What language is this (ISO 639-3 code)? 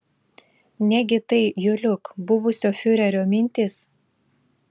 lit